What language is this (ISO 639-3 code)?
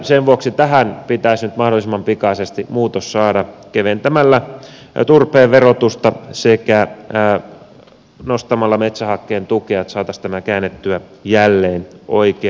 fin